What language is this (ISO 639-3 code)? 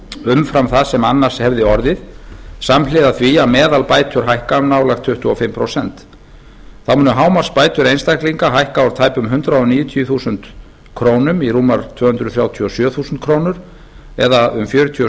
isl